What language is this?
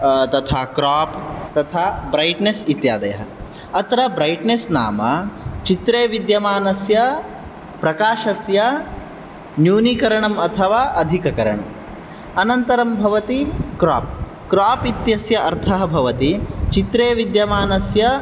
Sanskrit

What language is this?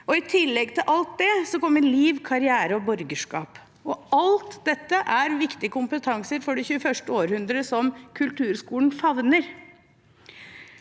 Norwegian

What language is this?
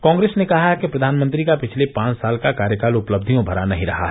Hindi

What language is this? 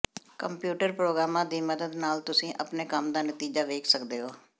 Punjabi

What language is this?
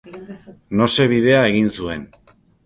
Basque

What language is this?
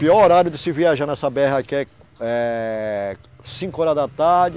Portuguese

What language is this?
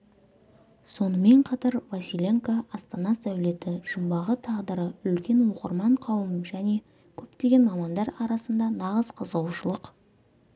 Kazakh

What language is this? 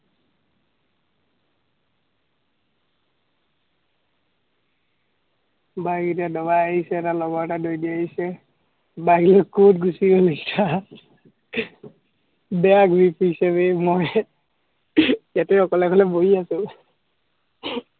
Assamese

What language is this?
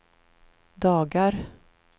Swedish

